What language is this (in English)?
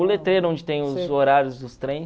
Portuguese